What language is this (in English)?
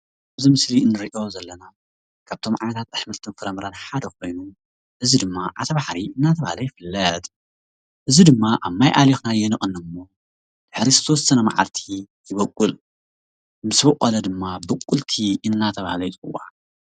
Tigrinya